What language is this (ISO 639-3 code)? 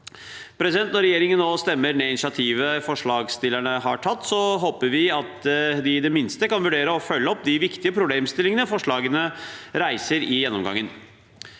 nor